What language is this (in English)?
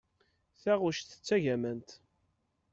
Kabyle